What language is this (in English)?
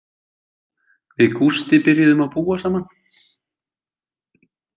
Icelandic